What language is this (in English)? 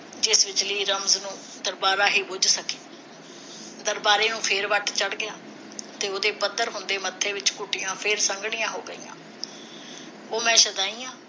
Punjabi